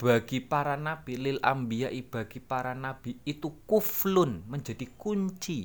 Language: Indonesian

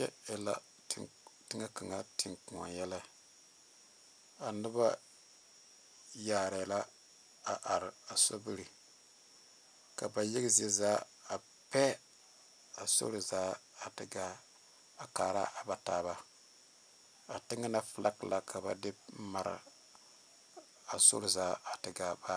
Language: Southern Dagaare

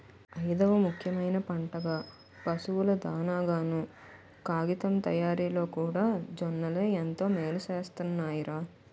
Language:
Telugu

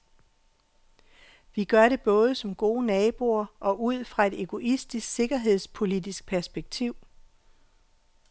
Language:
Danish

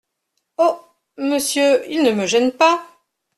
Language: French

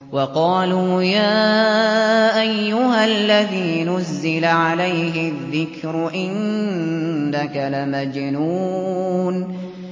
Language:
Arabic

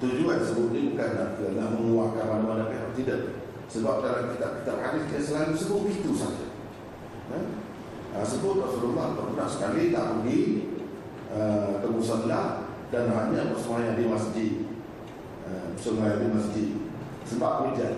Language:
Malay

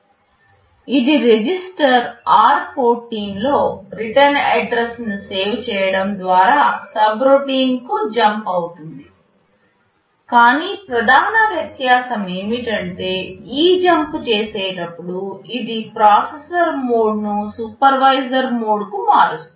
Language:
Telugu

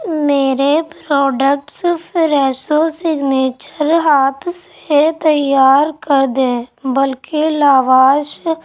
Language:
Urdu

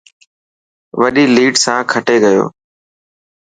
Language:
Dhatki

